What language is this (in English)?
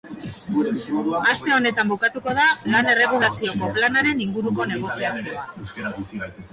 Basque